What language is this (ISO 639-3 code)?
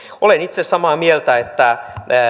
fin